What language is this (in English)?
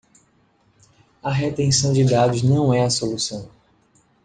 Portuguese